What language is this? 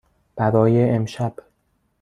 Persian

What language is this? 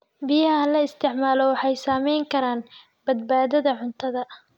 Somali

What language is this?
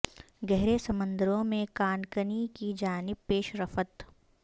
Urdu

